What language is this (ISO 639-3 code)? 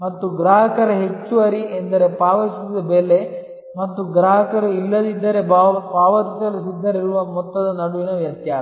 kan